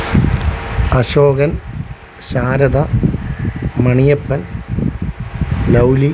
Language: Malayalam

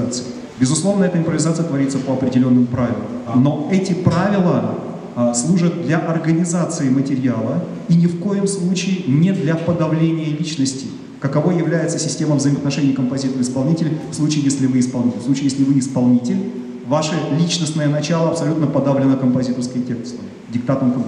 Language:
Russian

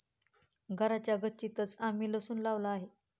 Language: Marathi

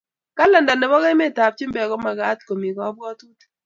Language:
Kalenjin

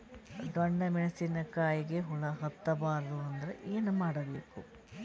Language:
Kannada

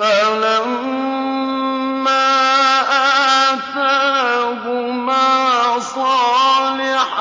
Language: Arabic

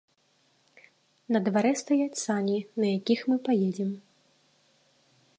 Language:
Belarusian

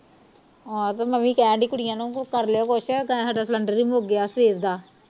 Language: Punjabi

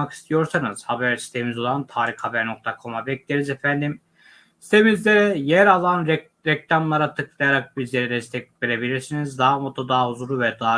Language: Turkish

